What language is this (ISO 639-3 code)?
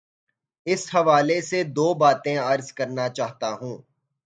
urd